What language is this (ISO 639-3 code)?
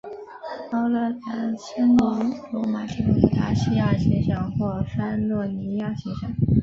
zho